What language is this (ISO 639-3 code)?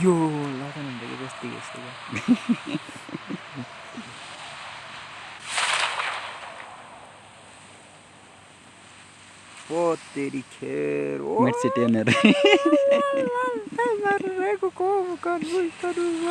urd